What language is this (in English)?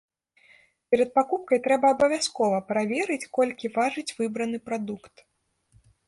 Belarusian